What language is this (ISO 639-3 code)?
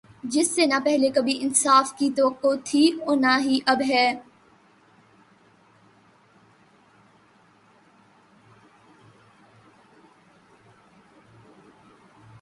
urd